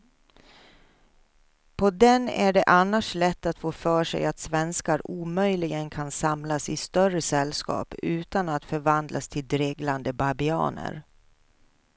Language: Swedish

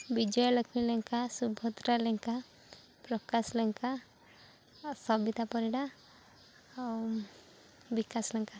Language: Odia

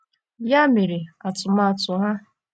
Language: Igbo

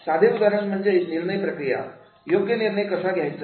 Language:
Marathi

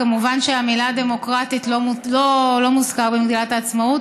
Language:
Hebrew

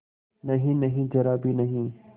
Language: Hindi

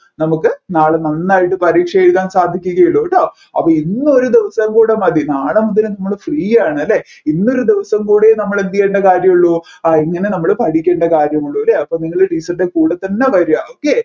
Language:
Malayalam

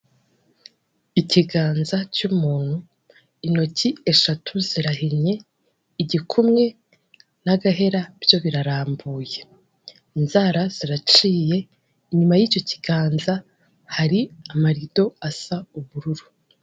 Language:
Kinyarwanda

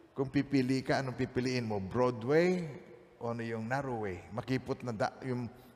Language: Filipino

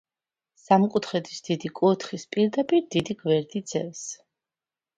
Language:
Georgian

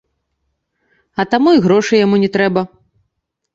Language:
Belarusian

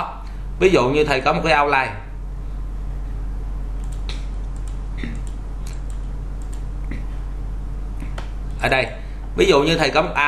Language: Vietnamese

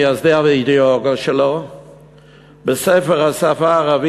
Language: Hebrew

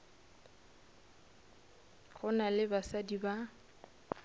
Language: Northern Sotho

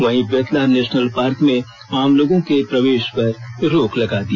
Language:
Hindi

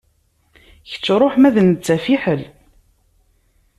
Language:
Kabyle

